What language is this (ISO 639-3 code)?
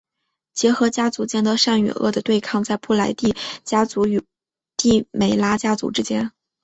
zho